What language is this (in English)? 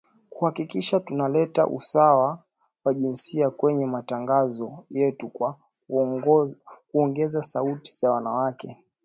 Swahili